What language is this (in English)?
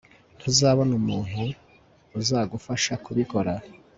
Kinyarwanda